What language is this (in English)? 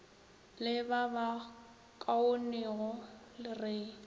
Northern Sotho